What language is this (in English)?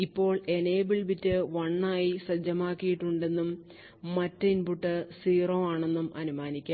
Malayalam